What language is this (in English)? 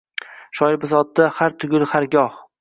Uzbek